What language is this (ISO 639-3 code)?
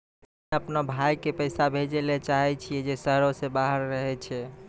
mai